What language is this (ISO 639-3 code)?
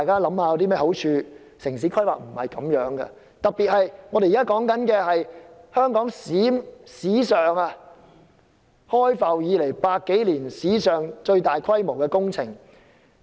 yue